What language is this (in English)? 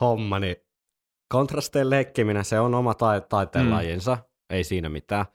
Finnish